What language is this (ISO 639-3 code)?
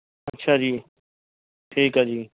pan